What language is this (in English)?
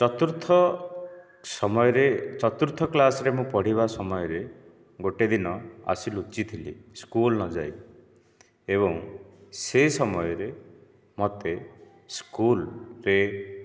Odia